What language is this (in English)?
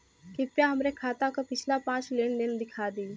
Bhojpuri